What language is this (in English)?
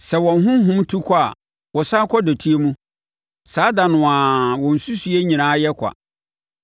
Akan